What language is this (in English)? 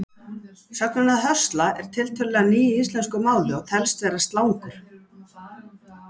Icelandic